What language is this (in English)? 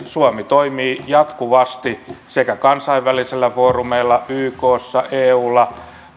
Finnish